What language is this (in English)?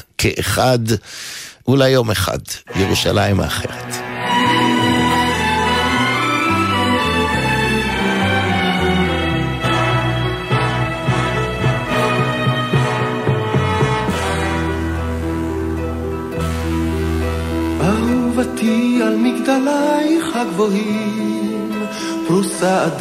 Hebrew